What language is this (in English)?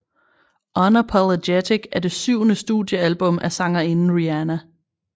Danish